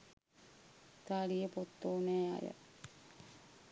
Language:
Sinhala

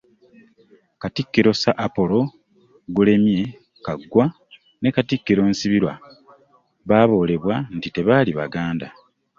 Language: Ganda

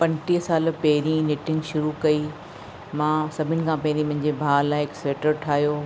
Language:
Sindhi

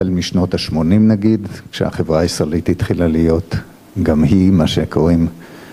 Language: Hebrew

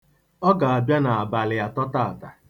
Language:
Igbo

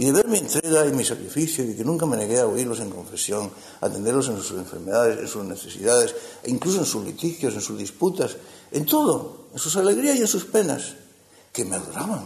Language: Spanish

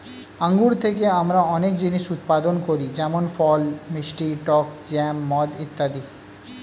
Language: Bangla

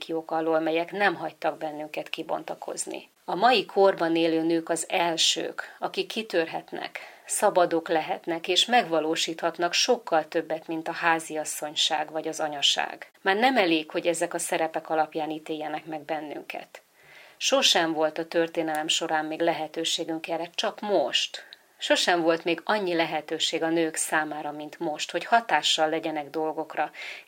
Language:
Hungarian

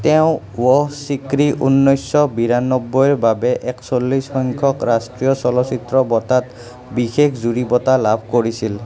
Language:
Assamese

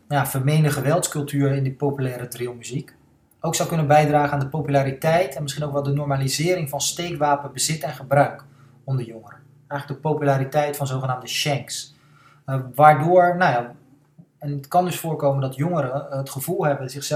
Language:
Dutch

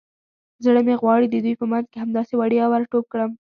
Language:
Pashto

